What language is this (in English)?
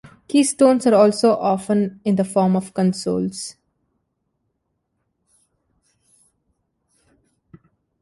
English